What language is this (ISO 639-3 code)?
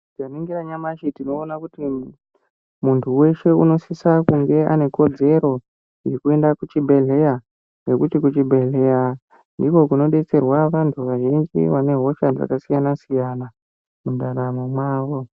ndc